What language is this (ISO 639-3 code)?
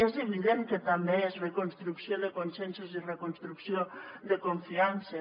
cat